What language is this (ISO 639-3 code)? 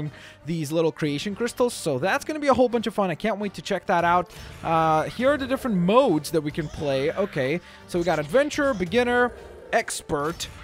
eng